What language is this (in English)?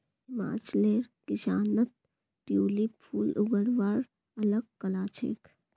Magahi